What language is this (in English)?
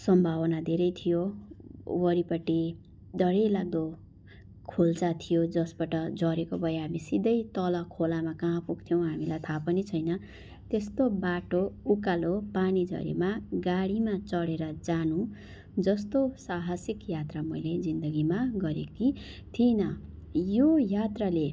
Nepali